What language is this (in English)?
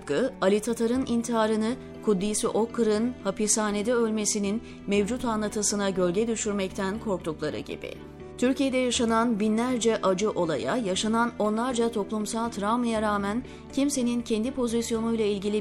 Turkish